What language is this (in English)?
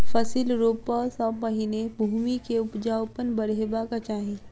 Maithili